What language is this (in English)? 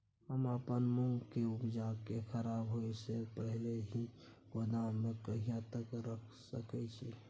Maithili